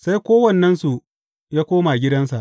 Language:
Hausa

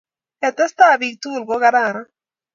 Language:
Kalenjin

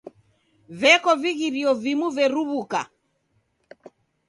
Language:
Taita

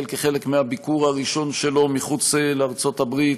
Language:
Hebrew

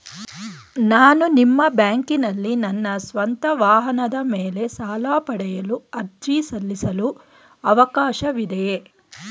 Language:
Kannada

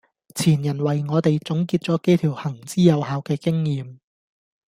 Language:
Cantonese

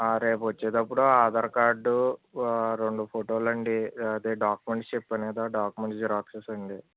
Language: Telugu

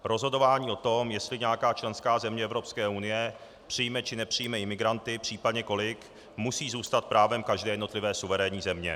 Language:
Czech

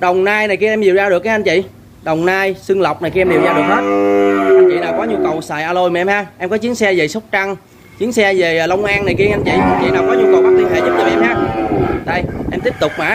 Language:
Vietnamese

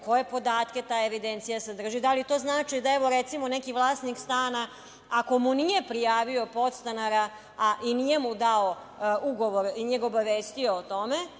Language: Serbian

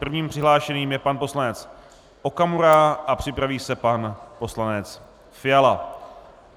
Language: Czech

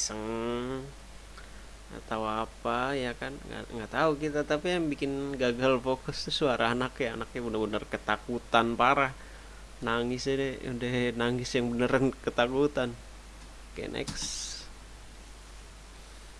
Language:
Indonesian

